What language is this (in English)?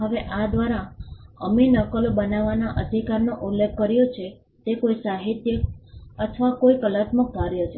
Gujarati